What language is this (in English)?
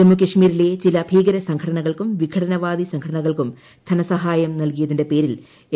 Malayalam